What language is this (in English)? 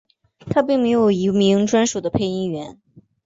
Chinese